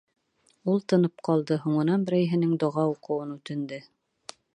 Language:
Bashkir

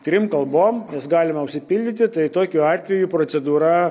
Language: Lithuanian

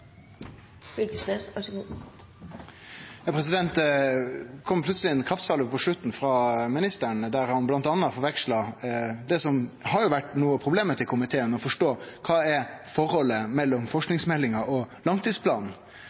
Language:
Norwegian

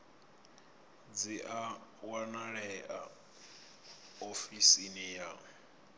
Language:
Venda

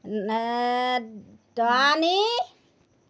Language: Assamese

